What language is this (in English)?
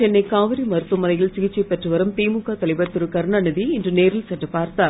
Tamil